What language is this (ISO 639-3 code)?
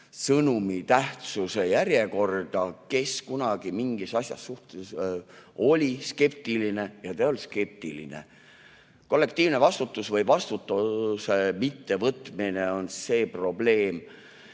est